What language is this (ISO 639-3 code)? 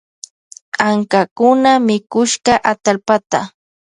qvj